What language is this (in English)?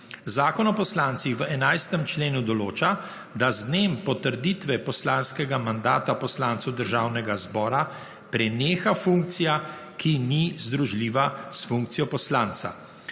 Slovenian